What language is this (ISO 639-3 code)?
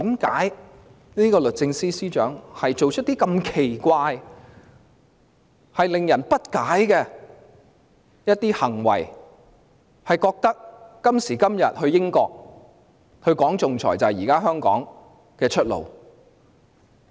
yue